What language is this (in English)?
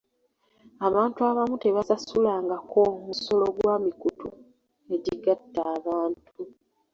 Ganda